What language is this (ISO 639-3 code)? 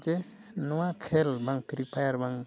sat